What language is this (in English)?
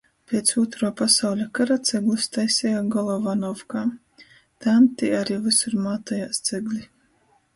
Latgalian